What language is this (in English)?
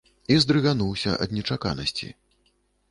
Belarusian